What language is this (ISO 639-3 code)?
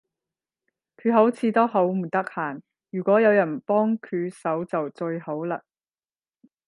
yue